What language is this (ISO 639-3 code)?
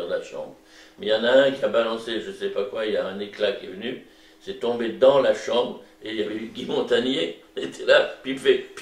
fra